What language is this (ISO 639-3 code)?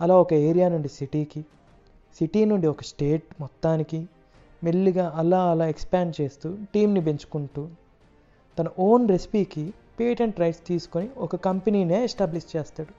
tel